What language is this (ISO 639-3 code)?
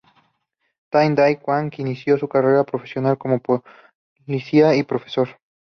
spa